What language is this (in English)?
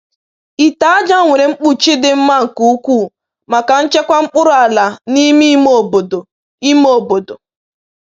Igbo